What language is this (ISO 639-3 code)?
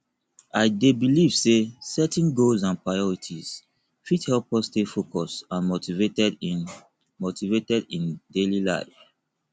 pcm